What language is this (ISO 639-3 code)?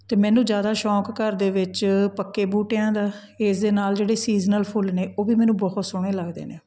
pan